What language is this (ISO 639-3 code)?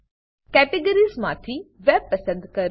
guj